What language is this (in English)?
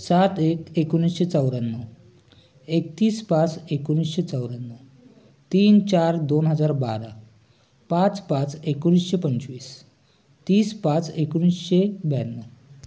Marathi